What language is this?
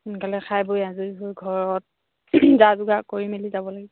Assamese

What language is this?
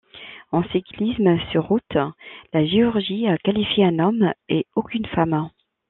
French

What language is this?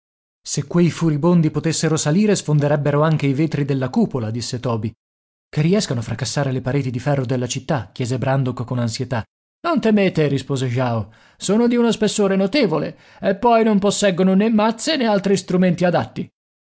Italian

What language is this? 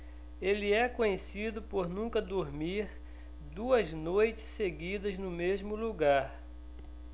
Portuguese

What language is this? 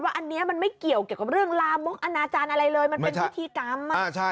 Thai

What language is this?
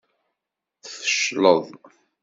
Kabyle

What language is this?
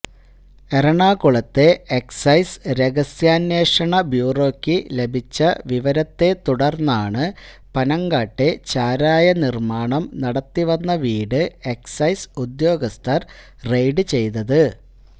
Malayalam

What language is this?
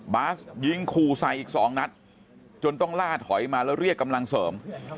Thai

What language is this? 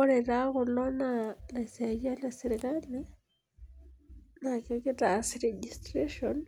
Masai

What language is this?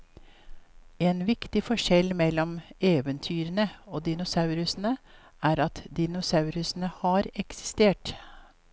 Norwegian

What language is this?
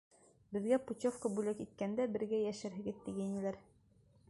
Bashkir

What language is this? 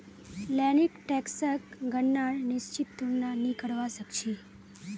Magahi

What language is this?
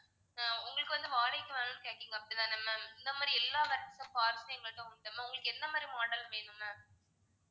Tamil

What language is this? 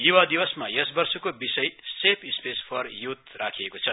Nepali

